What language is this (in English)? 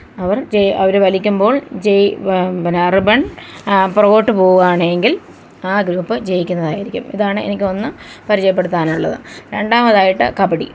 Malayalam